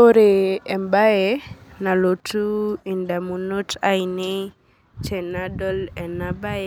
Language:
Masai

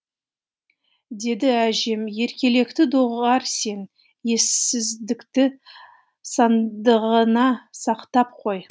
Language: Kazakh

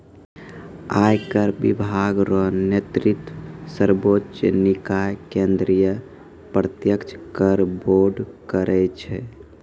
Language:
Maithili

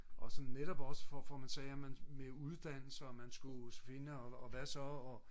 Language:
Danish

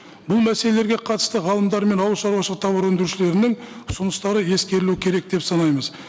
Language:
Kazakh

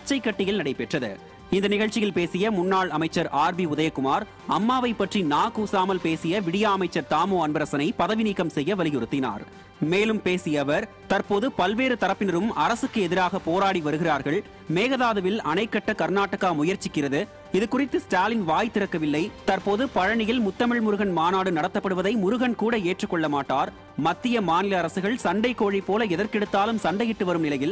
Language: Tamil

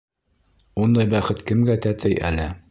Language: Bashkir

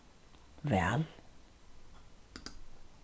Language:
Faroese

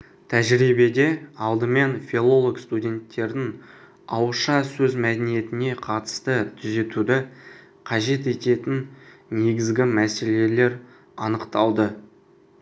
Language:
Kazakh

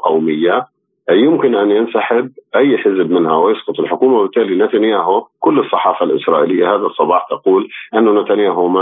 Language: Arabic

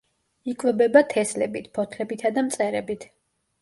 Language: Georgian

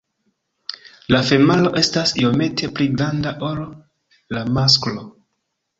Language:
Esperanto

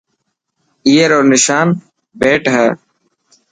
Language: Dhatki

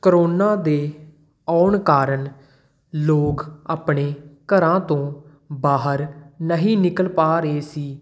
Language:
Punjabi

